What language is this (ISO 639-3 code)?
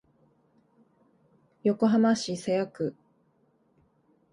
jpn